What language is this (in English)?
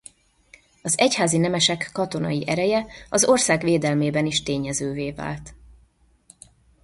Hungarian